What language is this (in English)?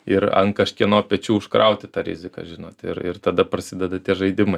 Lithuanian